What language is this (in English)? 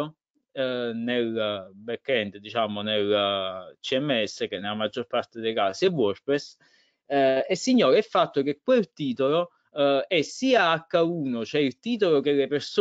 Italian